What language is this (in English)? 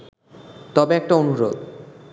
Bangla